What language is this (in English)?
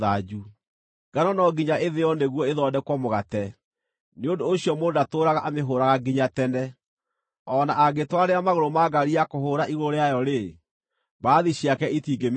Kikuyu